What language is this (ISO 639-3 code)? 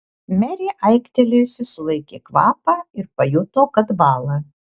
lit